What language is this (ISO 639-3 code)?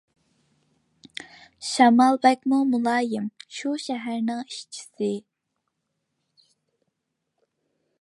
uig